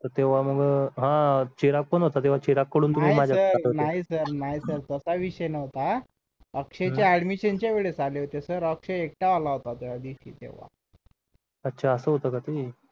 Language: Marathi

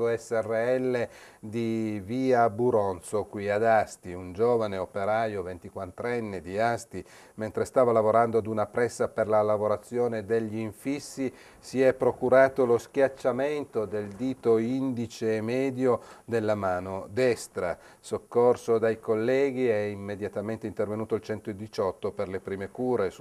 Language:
Italian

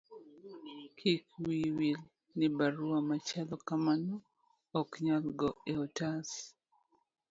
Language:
Luo (Kenya and Tanzania)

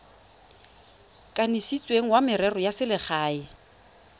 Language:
Tswana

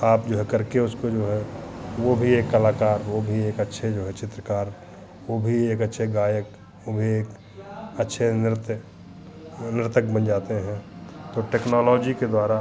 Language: Hindi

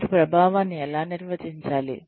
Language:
Telugu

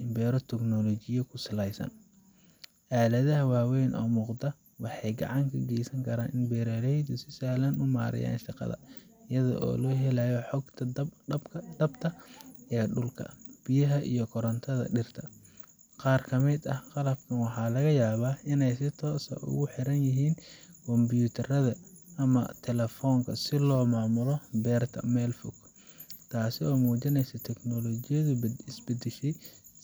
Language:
Somali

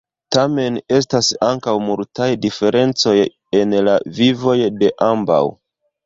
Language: Esperanto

